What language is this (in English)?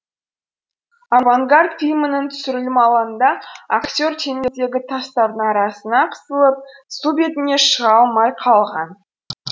Kazakh